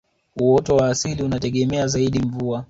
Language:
Swahili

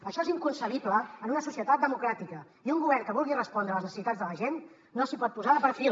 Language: Catalan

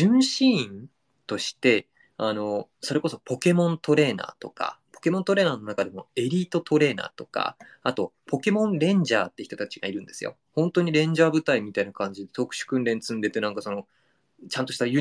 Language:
Japanese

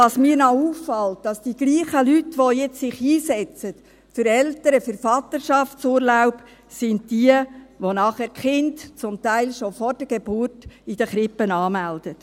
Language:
Swiss German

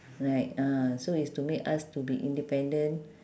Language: English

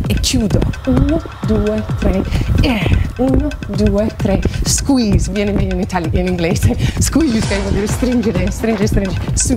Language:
Italian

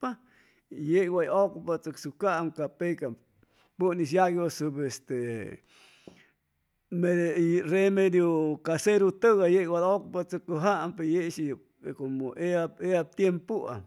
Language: Chimalapa Zoque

